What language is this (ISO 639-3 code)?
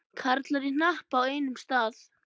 isl